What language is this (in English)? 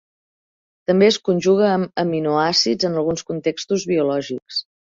Catalan